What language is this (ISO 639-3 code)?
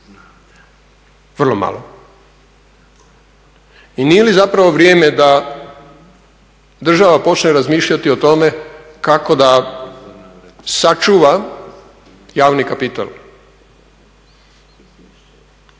hrv